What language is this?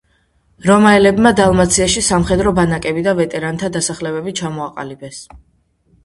Georgian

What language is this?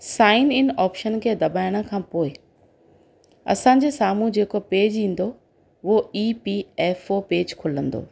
Sindhi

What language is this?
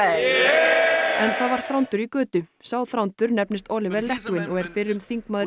Icelandic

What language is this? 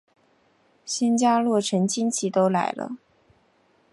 Chinese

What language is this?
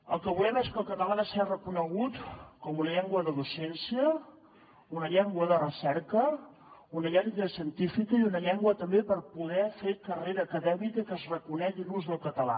Catalan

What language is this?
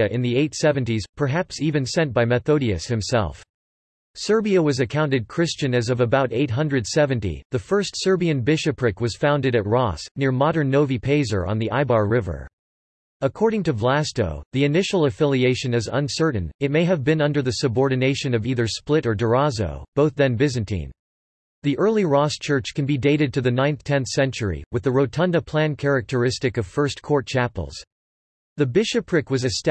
English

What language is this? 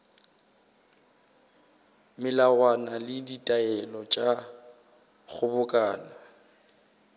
Northern Sotho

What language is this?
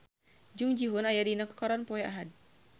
Sundanese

